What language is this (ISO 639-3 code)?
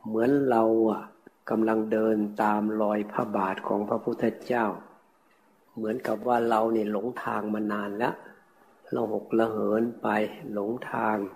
tha